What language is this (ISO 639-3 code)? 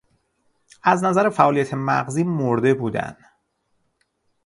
fas